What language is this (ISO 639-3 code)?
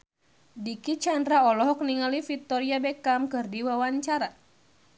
sun